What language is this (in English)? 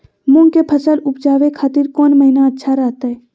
Magahi